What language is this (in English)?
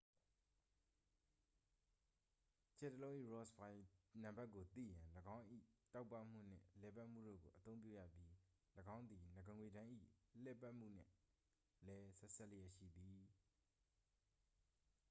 Burmese